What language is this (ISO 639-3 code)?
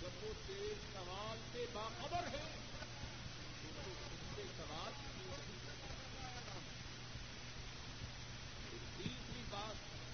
urd